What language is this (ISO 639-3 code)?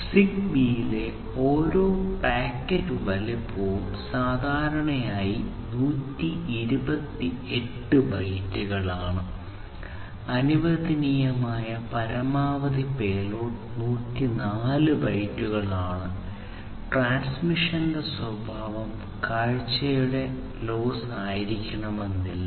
mal